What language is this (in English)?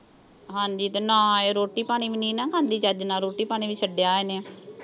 Punjabi